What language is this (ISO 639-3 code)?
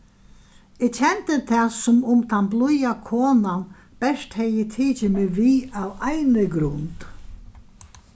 fao